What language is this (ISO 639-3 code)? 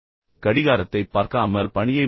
tam